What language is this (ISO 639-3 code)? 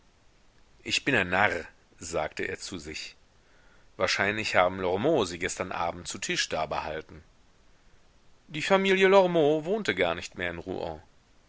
deu